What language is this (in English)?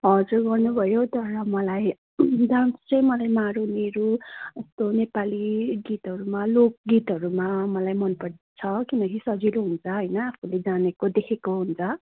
Nepali